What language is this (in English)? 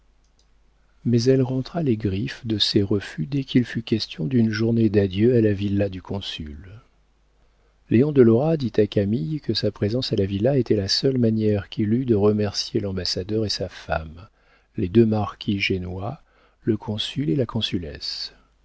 French